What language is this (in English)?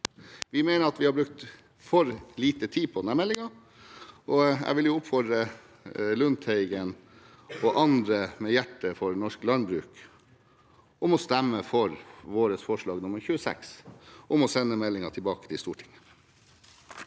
Norwegian